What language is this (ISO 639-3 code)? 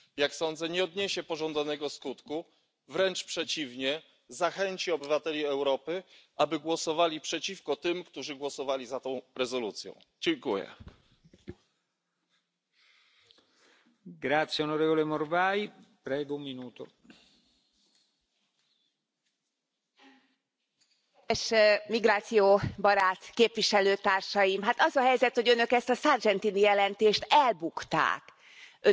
hun